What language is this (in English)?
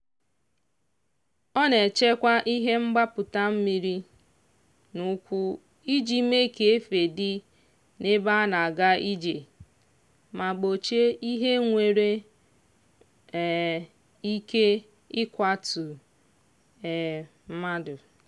Igbo